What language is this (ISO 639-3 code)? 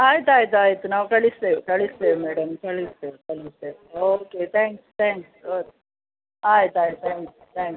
kan